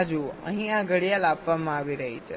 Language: Gujarati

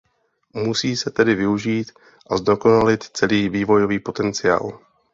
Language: Czech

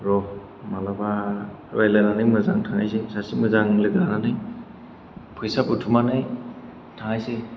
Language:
Bodo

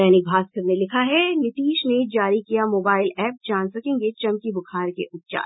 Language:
Hindi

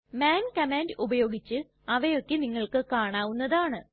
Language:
Malayalam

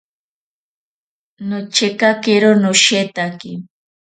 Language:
Ashéninka Perené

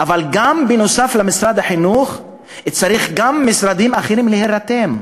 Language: Hebrew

